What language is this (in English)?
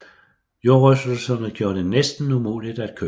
Danish